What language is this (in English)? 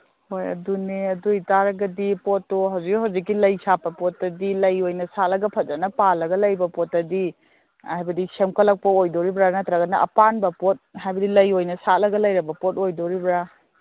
Manipuri